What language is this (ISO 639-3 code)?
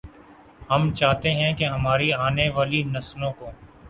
urd